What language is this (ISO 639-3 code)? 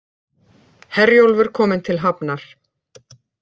isl